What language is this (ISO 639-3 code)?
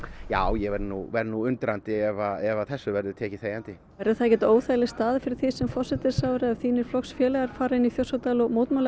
isl